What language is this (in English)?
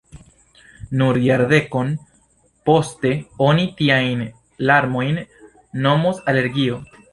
Esperanto